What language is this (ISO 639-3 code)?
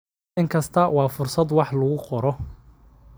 som